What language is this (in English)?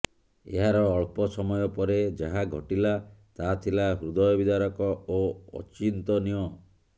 Odia